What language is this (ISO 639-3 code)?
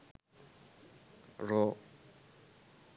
sin